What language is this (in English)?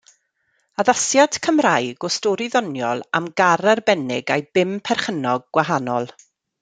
Welsh